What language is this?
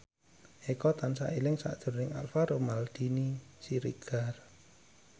Javanese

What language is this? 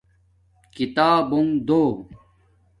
Domaaki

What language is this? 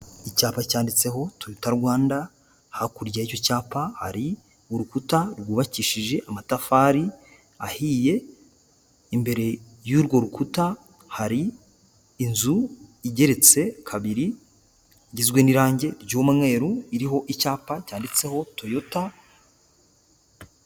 Kinyarwanda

